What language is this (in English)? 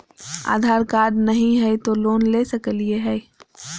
Magahi